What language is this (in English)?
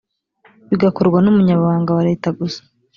Kinyarwanda